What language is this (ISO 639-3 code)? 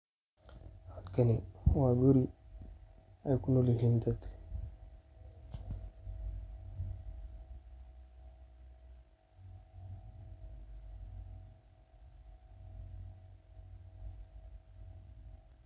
som